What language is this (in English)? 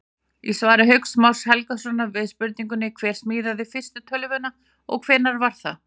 Icelandic